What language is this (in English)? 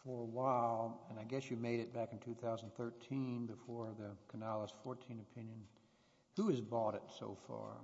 English